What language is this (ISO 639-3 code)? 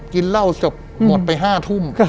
tha